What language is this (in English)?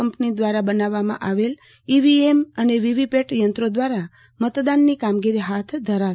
Gujarati